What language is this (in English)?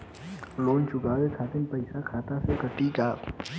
Bhojpuri